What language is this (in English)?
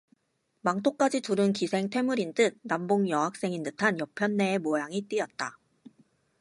Korean